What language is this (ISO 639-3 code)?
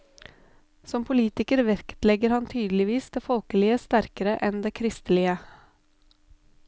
nor